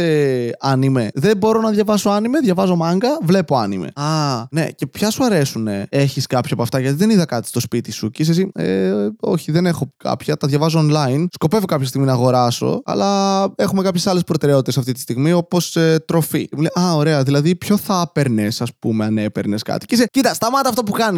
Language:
Greek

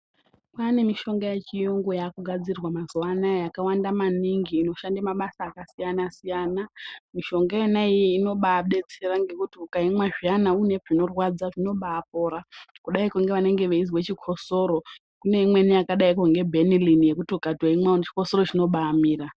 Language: Ndau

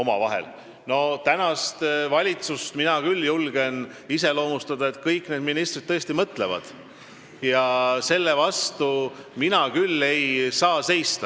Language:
Estonian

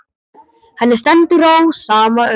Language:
Icelandic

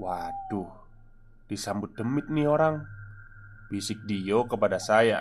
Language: Indonesian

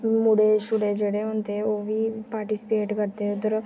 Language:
Dogri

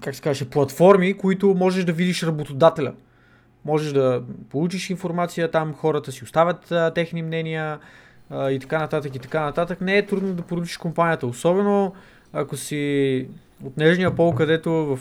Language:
Bulgarian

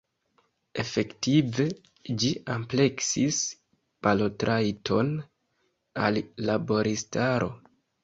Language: Esperanto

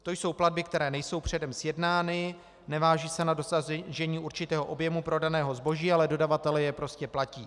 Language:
Czech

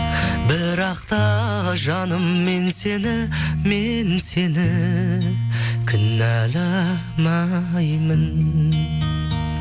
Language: Kazakh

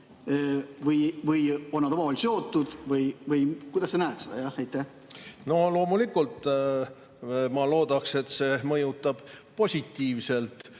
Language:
Estonian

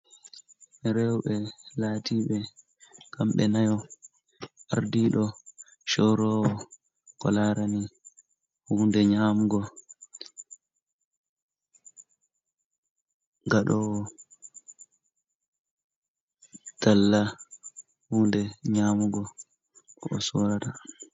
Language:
Fula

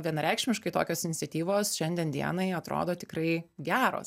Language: Lithuanian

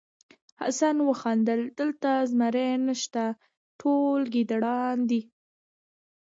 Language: Pashto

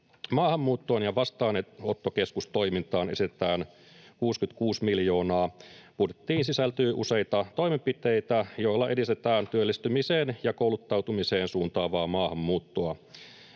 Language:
Finnish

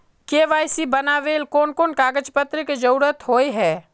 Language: Magahi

